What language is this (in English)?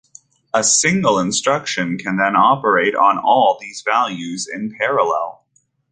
English